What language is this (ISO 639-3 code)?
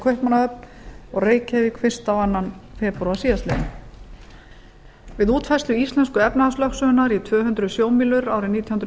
isl